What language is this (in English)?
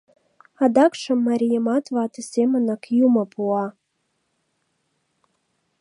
Mari